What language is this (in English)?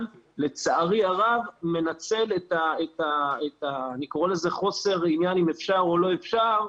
Hebrew